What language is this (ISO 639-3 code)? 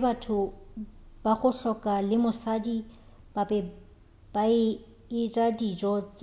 nso